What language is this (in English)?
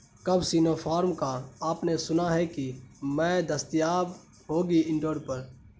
Urdu